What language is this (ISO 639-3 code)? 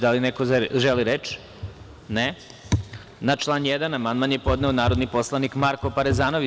srp